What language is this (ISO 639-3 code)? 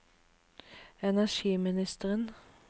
nor